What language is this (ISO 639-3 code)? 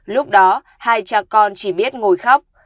vie